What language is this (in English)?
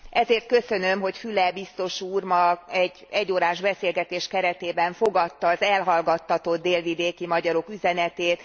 Hungarian